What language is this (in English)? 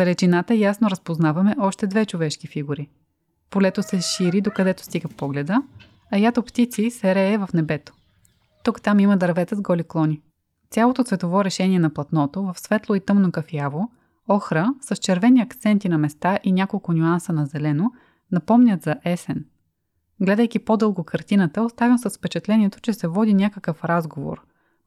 Bulgarian